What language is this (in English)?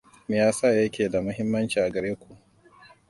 Hausa